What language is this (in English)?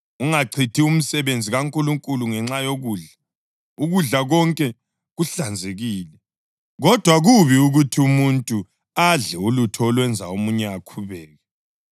North Ndebele